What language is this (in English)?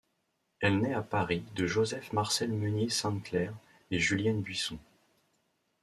French